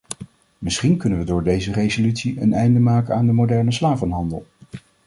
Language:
Dutch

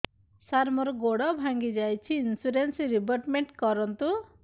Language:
Odia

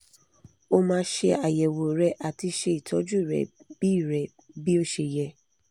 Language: Yoruba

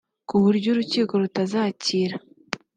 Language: Kinyarwanda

